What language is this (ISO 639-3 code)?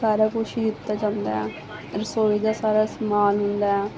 pan